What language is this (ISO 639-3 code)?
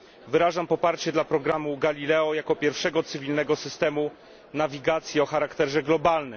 pol